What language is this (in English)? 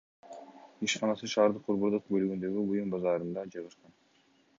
Kyrgyz